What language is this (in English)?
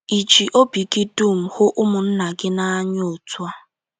Igbo